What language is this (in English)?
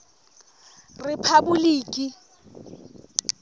Southern Sotho